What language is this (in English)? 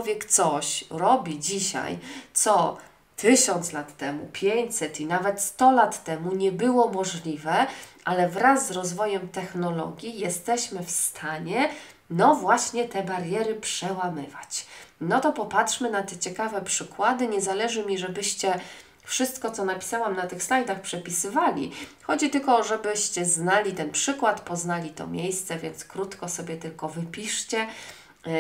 Polish